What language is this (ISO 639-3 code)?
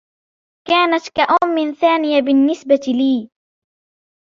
ara